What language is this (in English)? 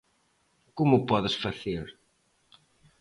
Galician